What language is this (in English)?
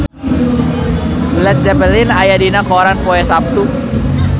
Sundanese